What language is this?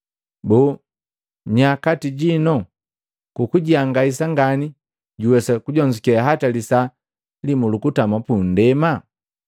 Matengo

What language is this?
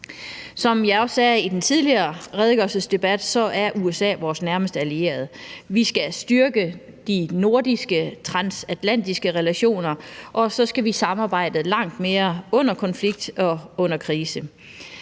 Danish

